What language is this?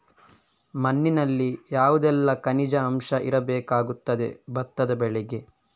Kannada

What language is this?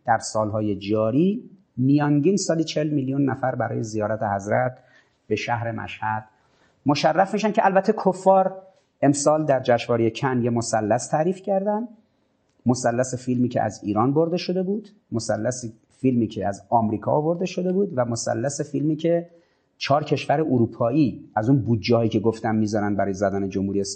Persian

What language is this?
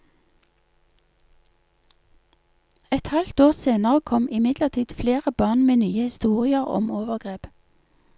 Norwegian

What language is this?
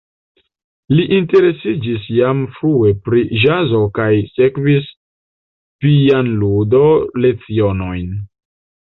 Esperanto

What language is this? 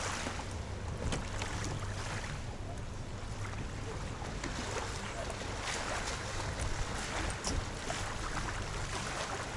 Russian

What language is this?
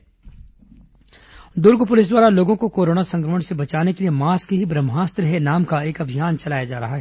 Hindi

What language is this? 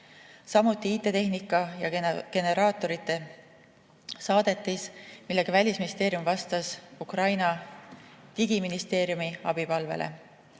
Estonian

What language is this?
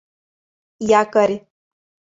Mari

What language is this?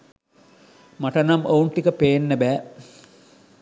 Sinhala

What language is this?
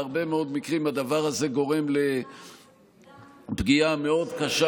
Hebrew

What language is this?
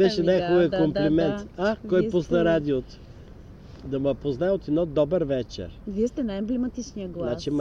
Bulgarian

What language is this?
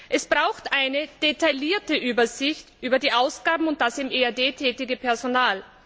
German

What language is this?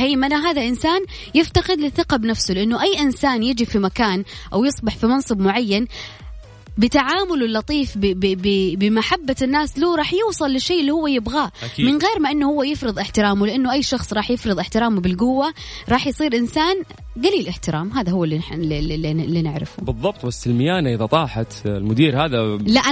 Arabic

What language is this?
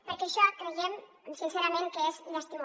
Catalan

